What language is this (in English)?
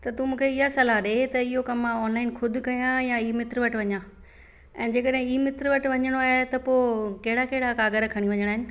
Sindhi